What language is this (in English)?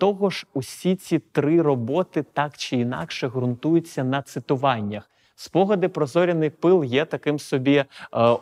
Ukrainian